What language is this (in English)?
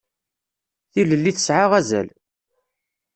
Kabyle